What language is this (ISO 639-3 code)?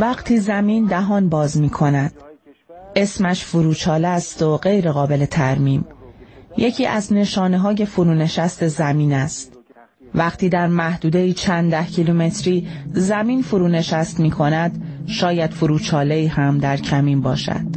fas